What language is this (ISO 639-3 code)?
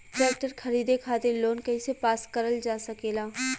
bho